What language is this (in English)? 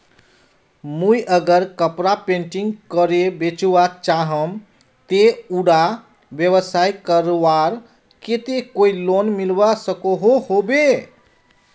Magahi